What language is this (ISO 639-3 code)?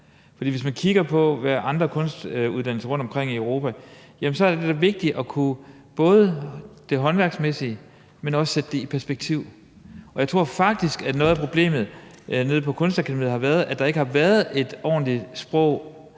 dan